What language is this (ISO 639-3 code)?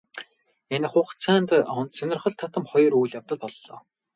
mon